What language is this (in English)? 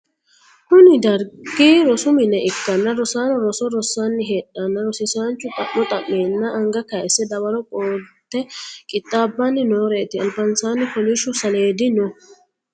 Sidamo